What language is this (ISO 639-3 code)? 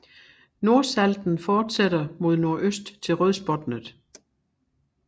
dan